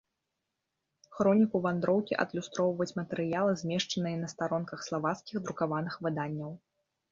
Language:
Belarusian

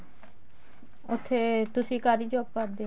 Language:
Punjabi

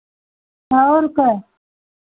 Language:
Hindi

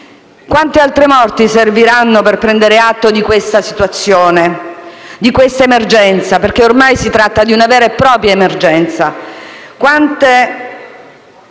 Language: Italian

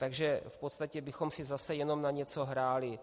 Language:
Czech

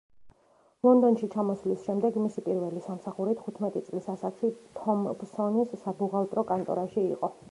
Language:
Georgian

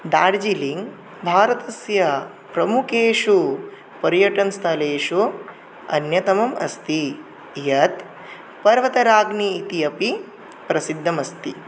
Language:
Sanskrit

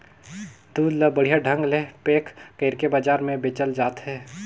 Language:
Chhattisgarhi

